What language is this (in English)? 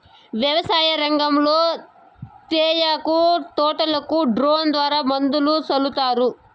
Telugu